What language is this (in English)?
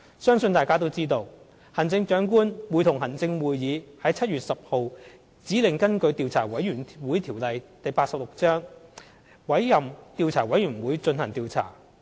Cantonese